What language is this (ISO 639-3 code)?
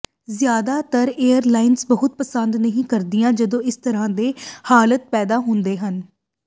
pan